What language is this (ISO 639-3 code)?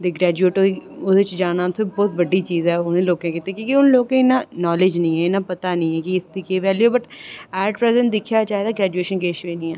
doi